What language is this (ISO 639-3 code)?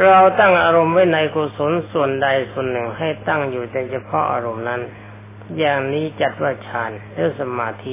tha